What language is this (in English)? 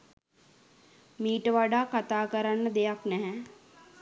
Sinhala